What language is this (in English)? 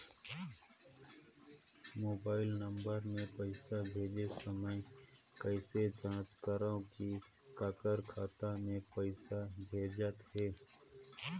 Chhattisgarhi